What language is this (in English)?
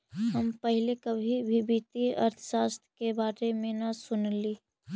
Magahi